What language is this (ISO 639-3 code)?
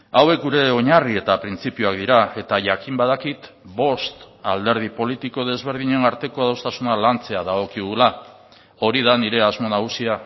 eus